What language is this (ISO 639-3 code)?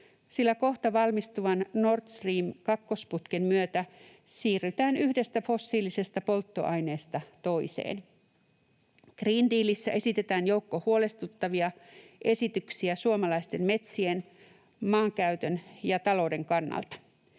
fin